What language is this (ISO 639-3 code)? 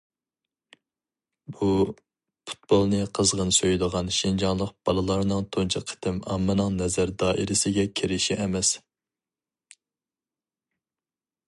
uig